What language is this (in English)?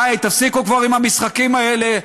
Hebrew